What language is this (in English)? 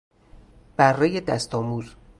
Persian